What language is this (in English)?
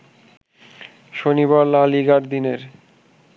Bangla